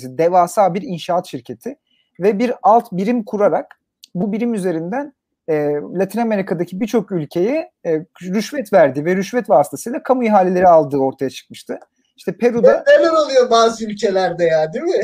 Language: Turkish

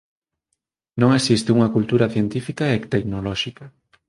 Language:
Galician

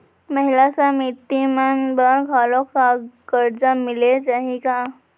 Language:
Chhattisgarhi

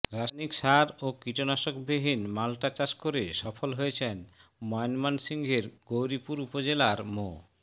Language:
Bangla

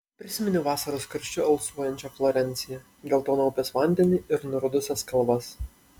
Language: Lithuanian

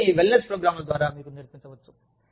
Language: Telugu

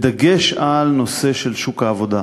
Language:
Hebrew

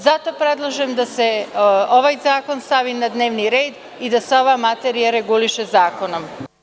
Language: Serbian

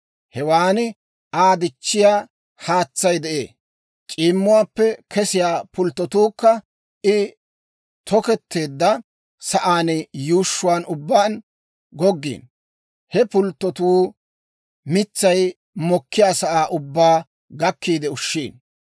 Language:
Dawro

